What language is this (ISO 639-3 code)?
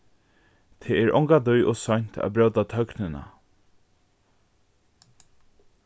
fao